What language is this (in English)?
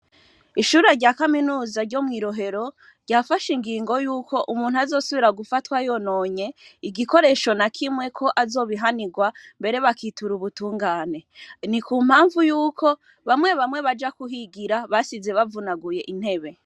Rundi